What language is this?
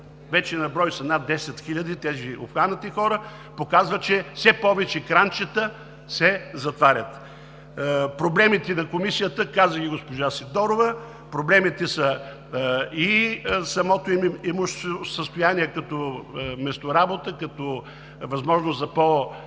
Bulgarian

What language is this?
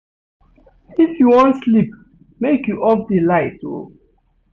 Nigerian Pidgin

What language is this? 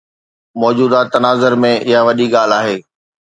Sindhi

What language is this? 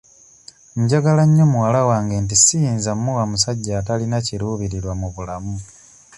Ganda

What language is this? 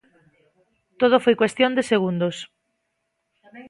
Galician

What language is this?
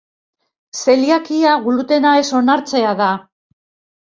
Basque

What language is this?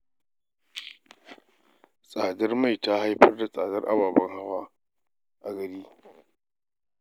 Hausa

